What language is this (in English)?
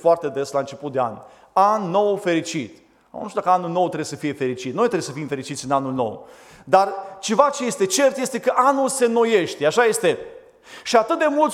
Romanian